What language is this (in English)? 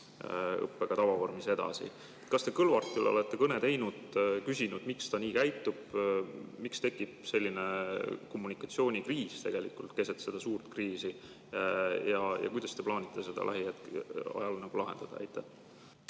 Estonian